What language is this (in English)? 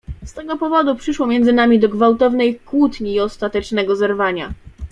Polish